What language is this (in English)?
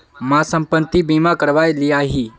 Magahi